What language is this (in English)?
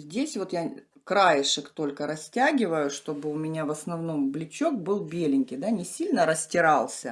Russian